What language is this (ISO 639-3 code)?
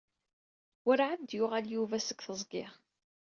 kab